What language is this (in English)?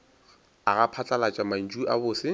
Northern Sotho